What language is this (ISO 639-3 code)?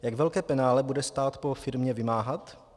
ces